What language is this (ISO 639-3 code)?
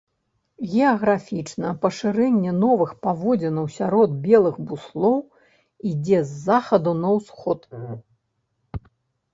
bel